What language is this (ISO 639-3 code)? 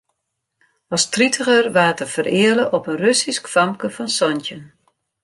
fry